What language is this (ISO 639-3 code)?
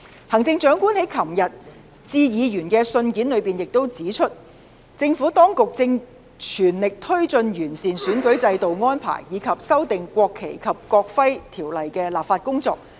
yue